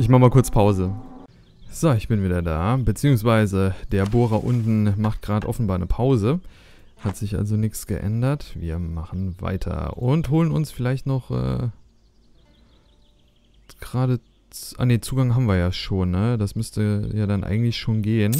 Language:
German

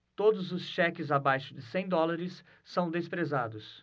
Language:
Portuguese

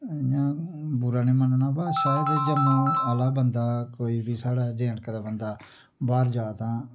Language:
Dogri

